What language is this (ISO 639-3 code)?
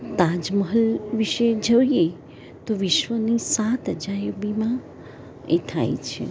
guj